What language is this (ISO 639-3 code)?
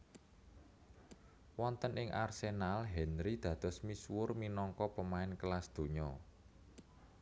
jav